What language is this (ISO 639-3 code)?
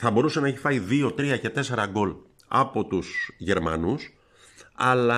ell